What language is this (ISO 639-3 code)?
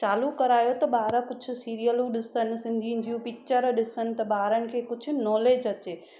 snd